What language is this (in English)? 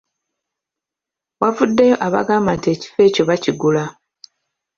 Ganda